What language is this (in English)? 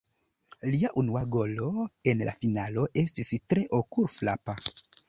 Esperanto